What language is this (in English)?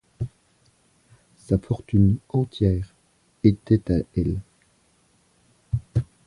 French